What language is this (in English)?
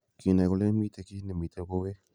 Kalenjin